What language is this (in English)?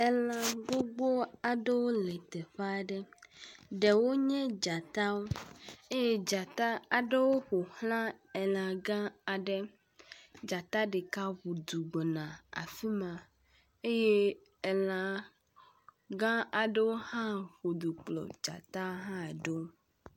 Ewe